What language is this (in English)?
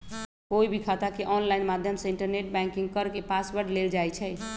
Magahi